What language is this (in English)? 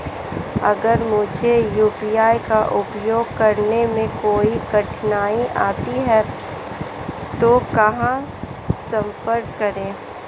Hindi